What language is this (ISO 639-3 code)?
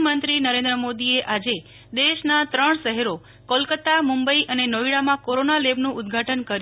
guj